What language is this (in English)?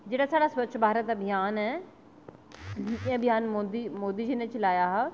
Dogri